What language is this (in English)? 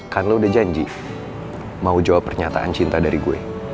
Indonesian